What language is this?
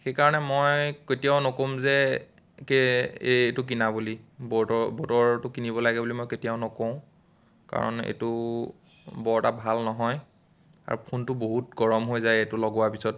Assamese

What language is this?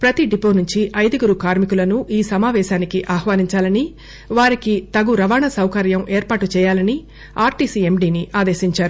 Telugu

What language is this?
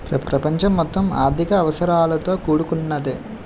Telugu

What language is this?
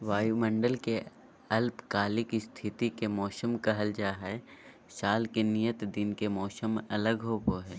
Magahi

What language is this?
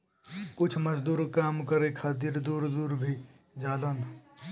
Bhojpuri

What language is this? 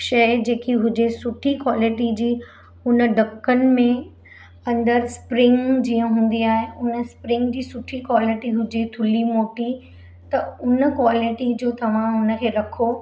Sindhi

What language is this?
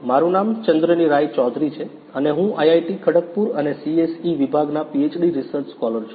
Gujarati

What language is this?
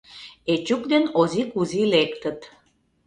Mari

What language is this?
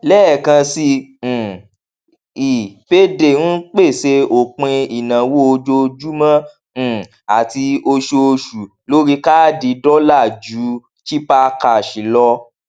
Yoruba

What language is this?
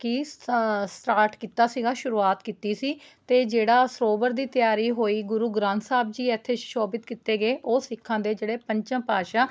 Punjabi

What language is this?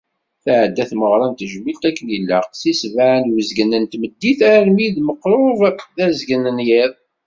Kabyle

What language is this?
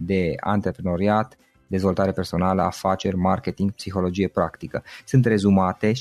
Romanian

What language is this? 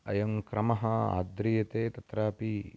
Sanskrit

